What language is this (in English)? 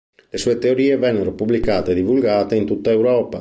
Italian